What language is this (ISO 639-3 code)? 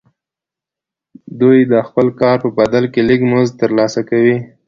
pus